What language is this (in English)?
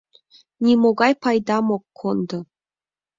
Mari